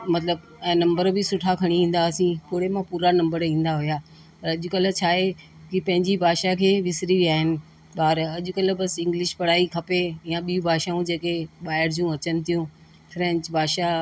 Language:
Sindhi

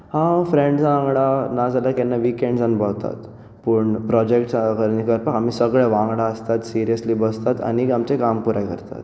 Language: Konkani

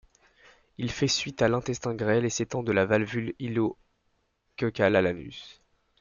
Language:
French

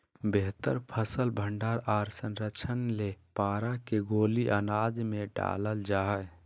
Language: Magahi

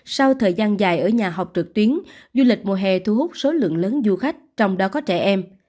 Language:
Vietnamese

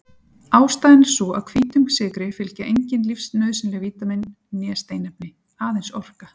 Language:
Icelandic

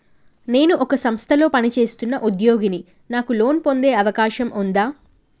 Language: Telugu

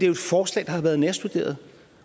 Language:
Danish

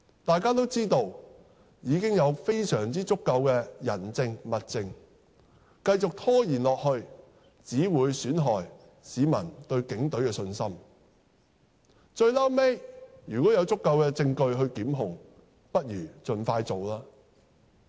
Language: Cantonese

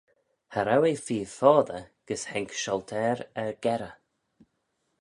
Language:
Manx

